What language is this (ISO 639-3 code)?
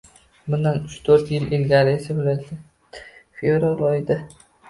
uzb